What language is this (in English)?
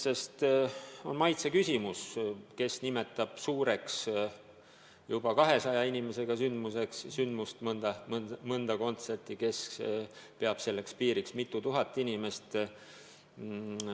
Estonian